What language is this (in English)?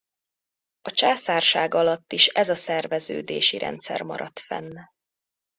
Hungarian